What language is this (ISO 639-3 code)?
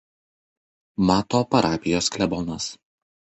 lit